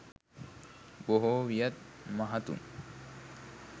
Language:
Sinhala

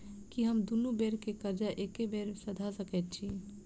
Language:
Maithili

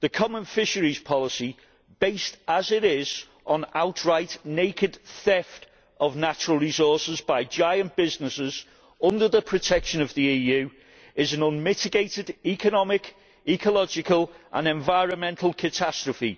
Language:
English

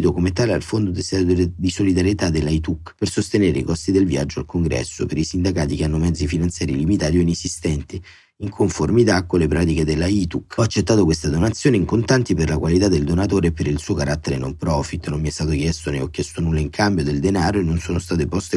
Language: Italian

